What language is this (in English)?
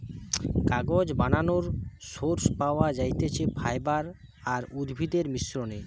Bangla